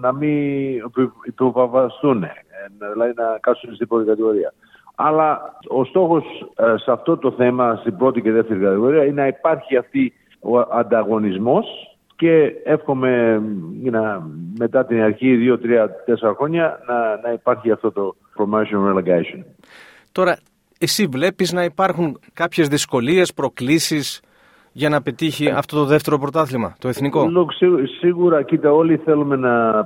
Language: Greek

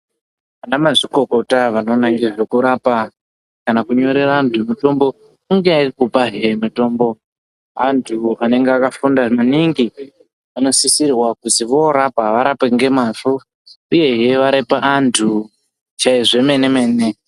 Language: Ndau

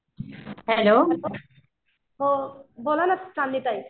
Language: Marathi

